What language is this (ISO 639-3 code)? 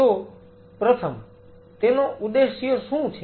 guj